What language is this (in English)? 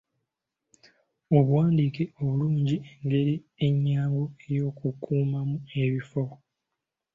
Ganda